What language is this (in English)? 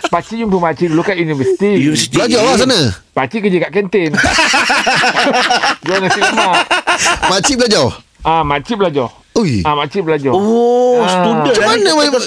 Malay